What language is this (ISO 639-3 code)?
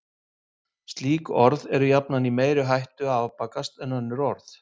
isl